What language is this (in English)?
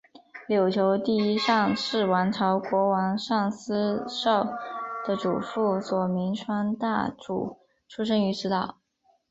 Chinese